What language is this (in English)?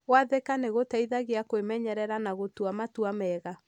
Kikuyu